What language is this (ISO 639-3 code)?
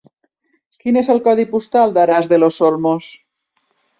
cat